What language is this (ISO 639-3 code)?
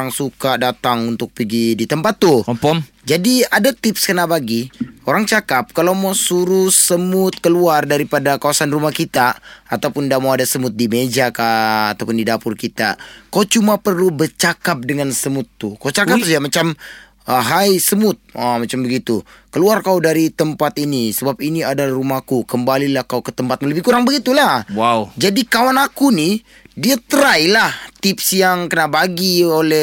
msa